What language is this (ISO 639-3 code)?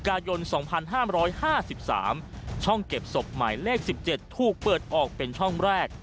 tha